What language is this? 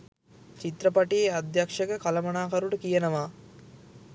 Sinhala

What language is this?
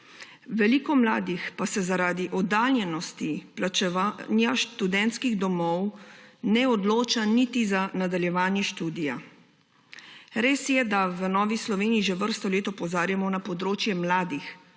Slovenian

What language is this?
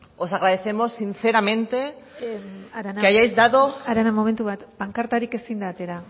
Basque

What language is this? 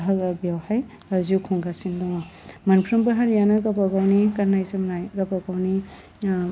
Bodo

